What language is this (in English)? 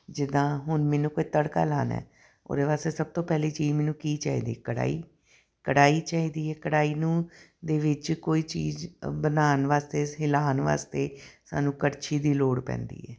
Punjabi